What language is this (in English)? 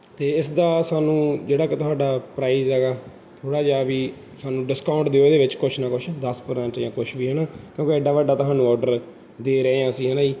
Punjabi